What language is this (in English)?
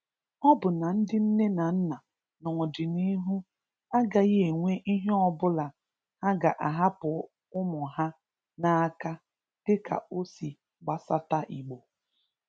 Igbo